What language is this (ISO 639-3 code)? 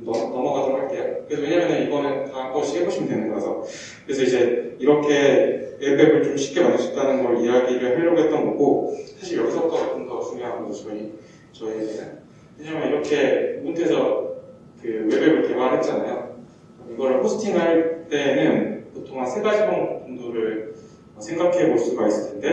kor